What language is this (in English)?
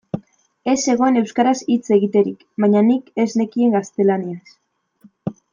Basque